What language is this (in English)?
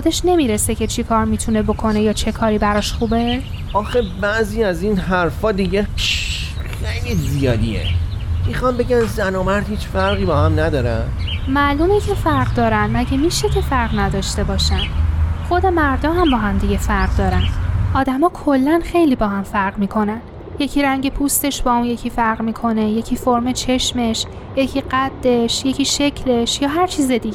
Persian